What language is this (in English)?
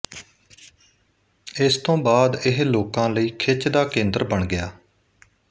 Punjabi